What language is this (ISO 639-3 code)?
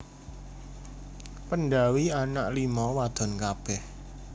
jav